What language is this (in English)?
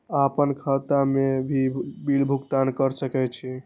Maithili